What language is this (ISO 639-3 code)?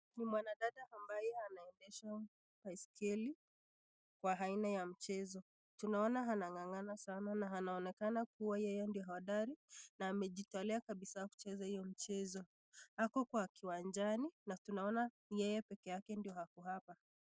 swa